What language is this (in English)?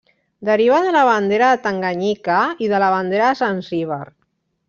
Catalan